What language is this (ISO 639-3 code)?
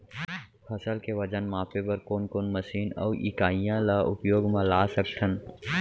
hne